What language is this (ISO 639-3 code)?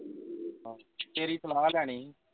pan